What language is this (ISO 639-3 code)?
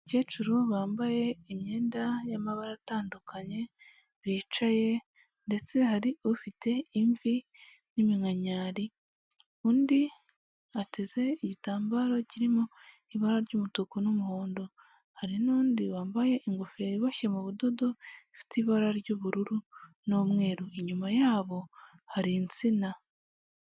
kin